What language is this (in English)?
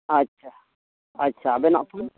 Santali